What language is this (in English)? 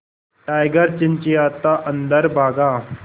Hindi